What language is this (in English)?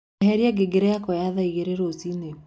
Kikuyu